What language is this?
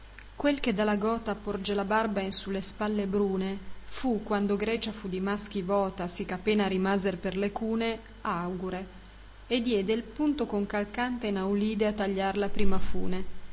Italian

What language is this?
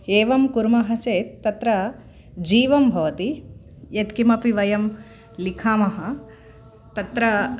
Sanskrit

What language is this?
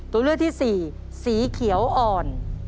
Thai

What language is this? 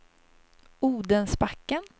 Swedish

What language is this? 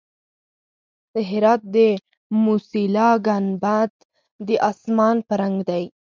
Pashto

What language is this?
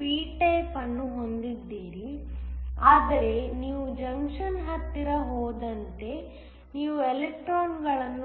Kannada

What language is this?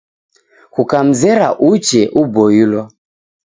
Taita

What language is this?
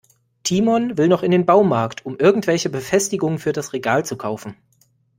German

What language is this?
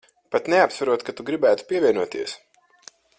Latvian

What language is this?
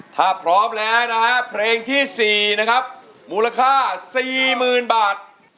Thai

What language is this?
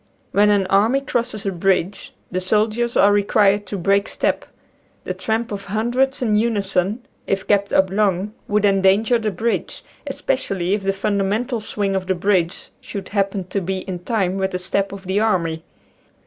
English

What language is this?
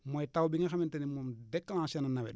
Wolof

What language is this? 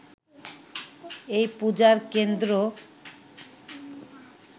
Bangla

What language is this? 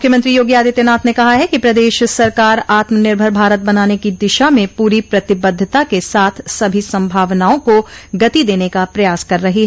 Hindi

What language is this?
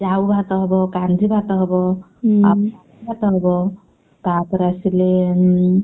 Odia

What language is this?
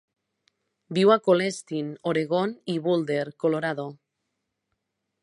Catalan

